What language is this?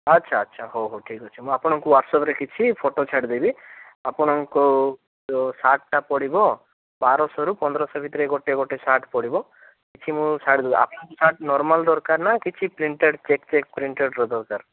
Odia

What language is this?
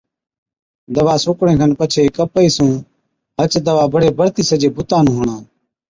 Od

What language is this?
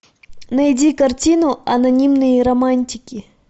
Russian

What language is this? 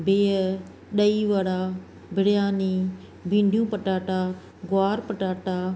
Sindhi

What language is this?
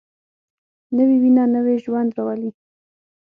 Pashto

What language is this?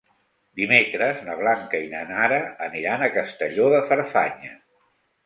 Catalan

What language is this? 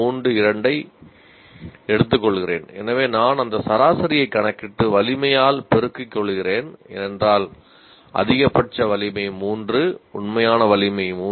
Tamil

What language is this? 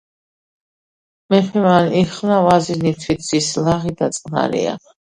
Georgian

